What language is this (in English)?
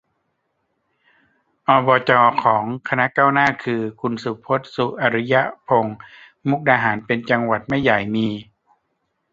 Thai